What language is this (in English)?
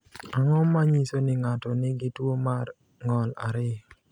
Luo (Kenya and Tanzania)